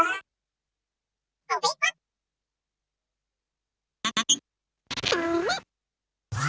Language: Indonesian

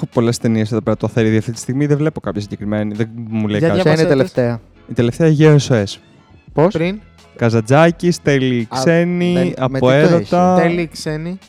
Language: Greek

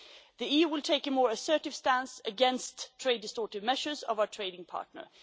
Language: English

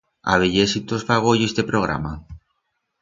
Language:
Aragonese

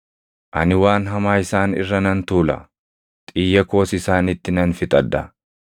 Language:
Oromo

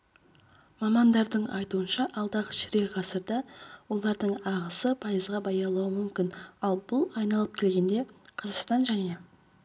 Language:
Kazakh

